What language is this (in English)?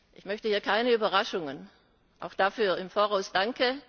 German